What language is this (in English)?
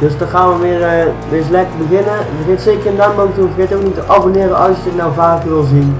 Dutch